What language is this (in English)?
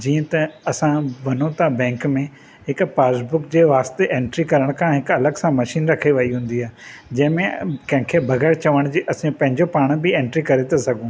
Sindhi